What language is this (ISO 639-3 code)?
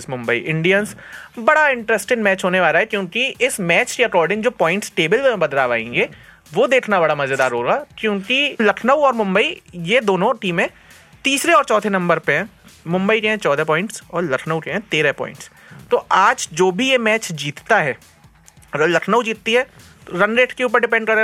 hin